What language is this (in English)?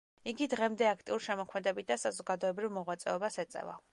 Georgian